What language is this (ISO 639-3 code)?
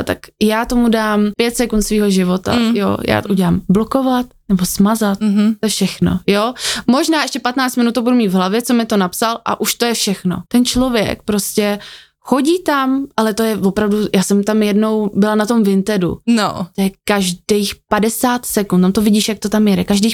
ces